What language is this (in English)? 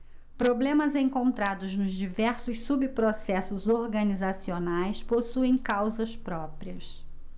Portuguese